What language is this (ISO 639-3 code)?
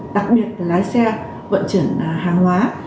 vie